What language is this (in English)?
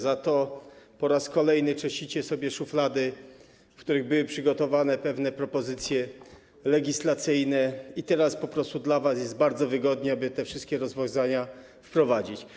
Polish